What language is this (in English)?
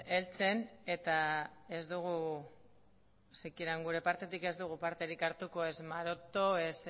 Basque